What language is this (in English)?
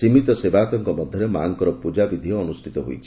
Odia